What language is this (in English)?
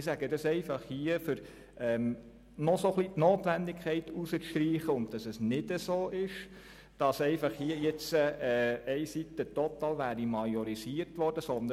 Swiss German